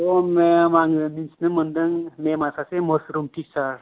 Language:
Bodo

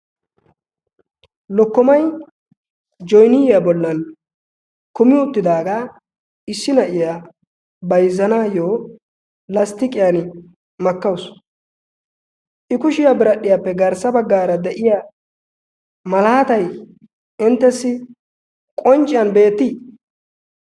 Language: Wolaytta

